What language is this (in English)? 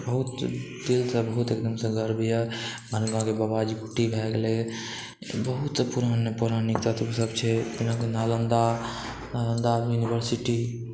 Maithili